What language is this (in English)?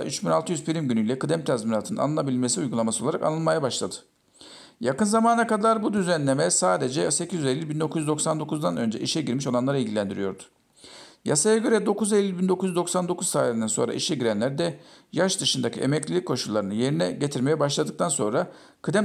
Turkish